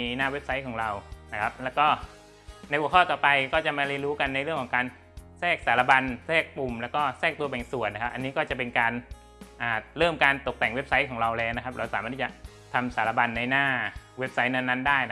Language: Thai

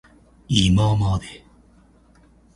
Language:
Japanese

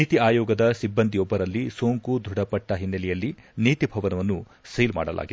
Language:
Kannada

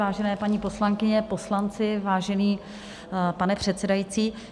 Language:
Czech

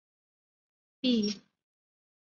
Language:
Chinese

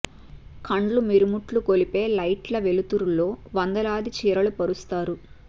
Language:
Telugu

